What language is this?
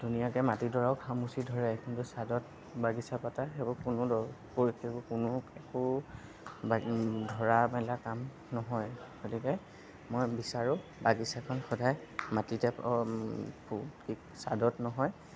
Assamese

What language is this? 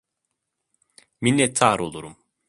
Turkish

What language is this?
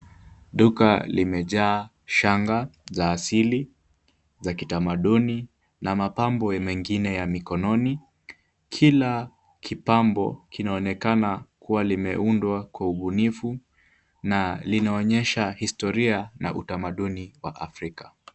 Swahili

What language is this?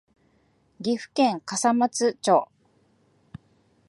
Japanese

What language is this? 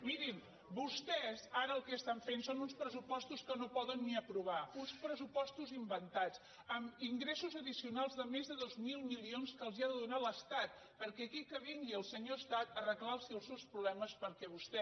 Catalan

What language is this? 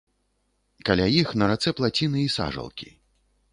Belarusian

